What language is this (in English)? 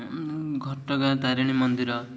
Odia